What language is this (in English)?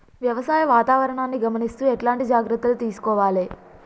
Telugu